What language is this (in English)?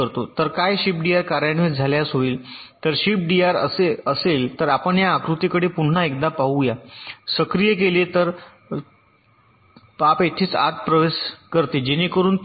Marathi